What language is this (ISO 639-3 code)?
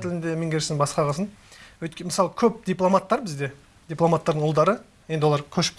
tur